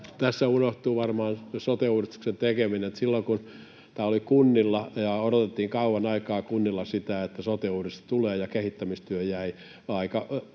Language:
Finnish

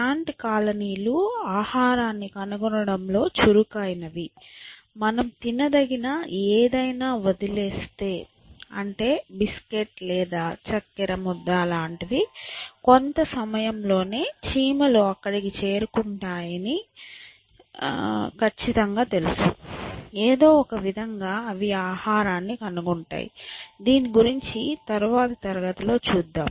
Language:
Telugu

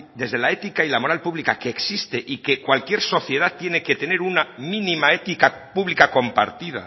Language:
Spanish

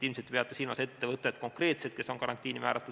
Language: Estonian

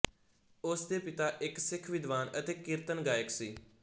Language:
Punjabi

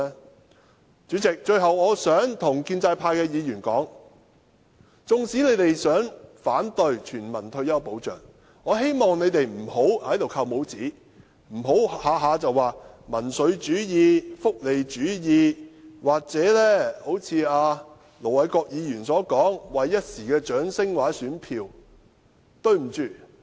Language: Cantonese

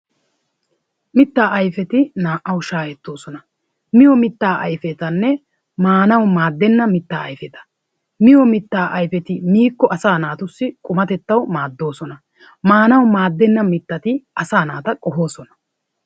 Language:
Wolaytta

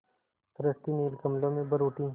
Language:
Hindi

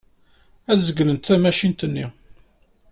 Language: Kabyle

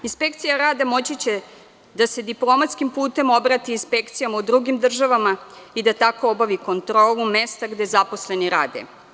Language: Serbian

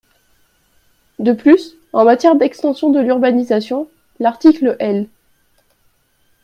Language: French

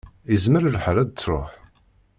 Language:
Kabyle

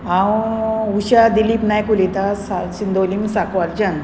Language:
Konkani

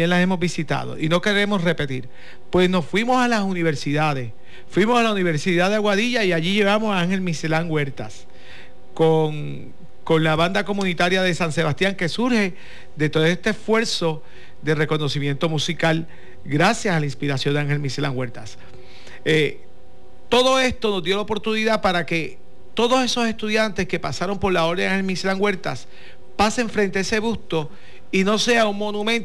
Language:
Spanish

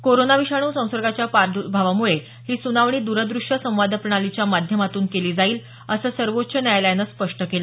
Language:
Marathi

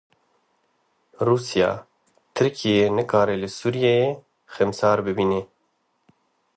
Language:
Kurdish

